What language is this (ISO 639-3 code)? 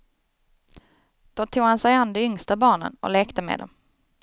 swe